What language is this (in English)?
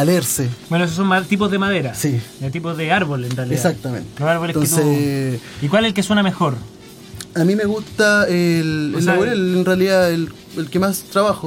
Spanish